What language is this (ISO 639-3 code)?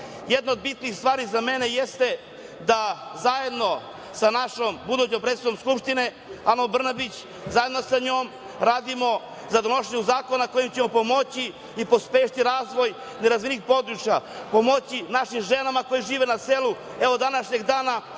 srp